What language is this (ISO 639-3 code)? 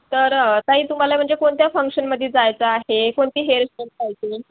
mar